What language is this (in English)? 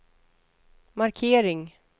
Swedish